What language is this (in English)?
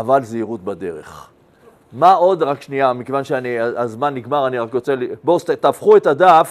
Hebrew